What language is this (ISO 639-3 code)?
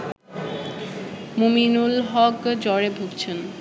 ben